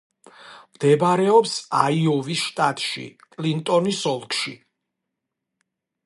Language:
Georgian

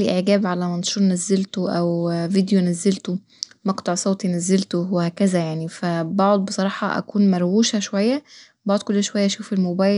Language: Egyptian Arabic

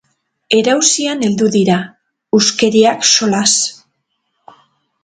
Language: Basque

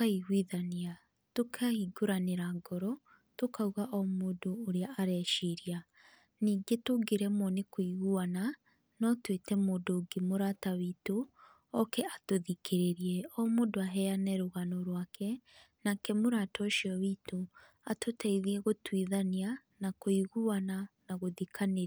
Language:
Kikuyu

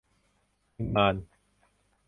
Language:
Thai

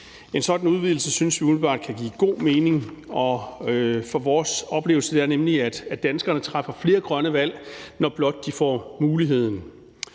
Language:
Danish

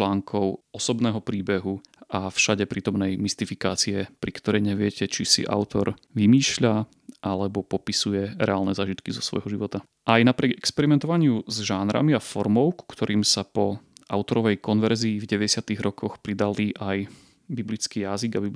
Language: Slovak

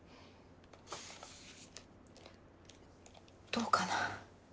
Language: Japanese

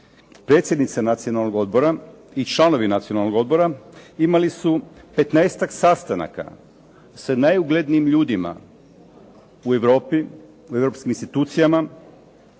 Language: Croatian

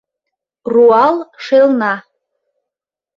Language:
Mari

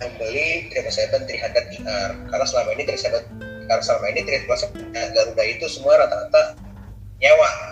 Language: Indonesian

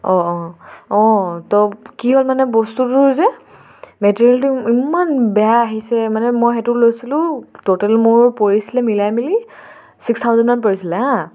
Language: Assamese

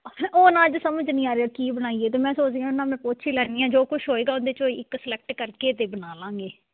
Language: Punjabi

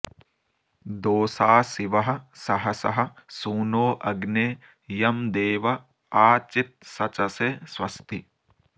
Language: Sanskrit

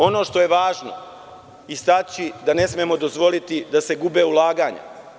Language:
Serbian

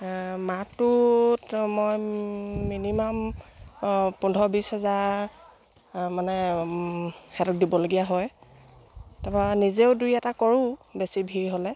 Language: Assamese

